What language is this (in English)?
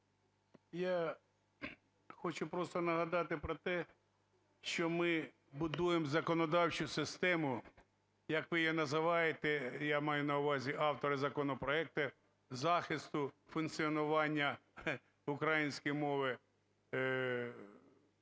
Ukrainian